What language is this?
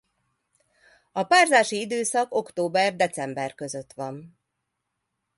Hungarian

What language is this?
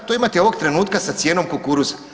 Croatian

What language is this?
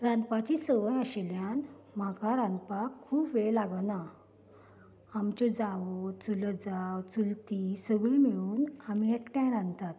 Konkani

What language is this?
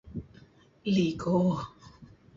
Kelabit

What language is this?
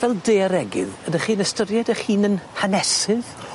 Welsh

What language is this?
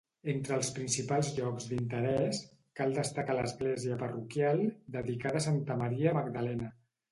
Catalan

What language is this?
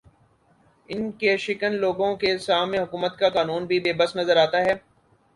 Urdu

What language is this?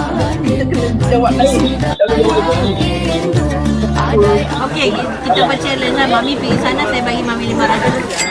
Malay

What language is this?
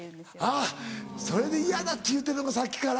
Japanese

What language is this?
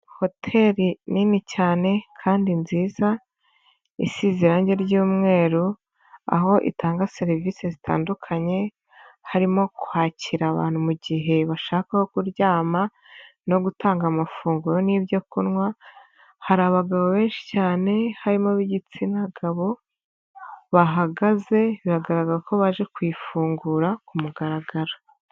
Kinyarwanda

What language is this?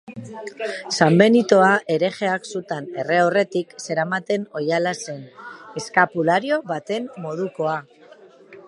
Basque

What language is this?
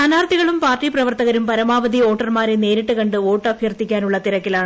Malayalam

